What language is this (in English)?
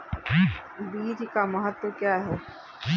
Hindi